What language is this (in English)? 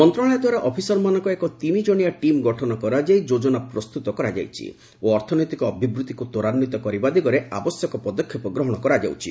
Odia